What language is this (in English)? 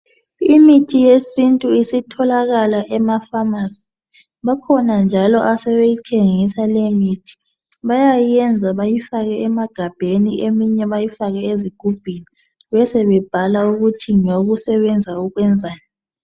North Ndebele